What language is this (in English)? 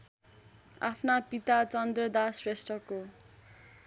Nepali